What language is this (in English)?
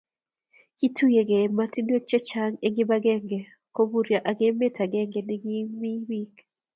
Kalenjin